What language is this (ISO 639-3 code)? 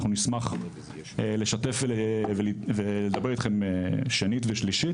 heb